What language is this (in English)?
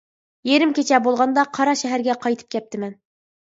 Uyghur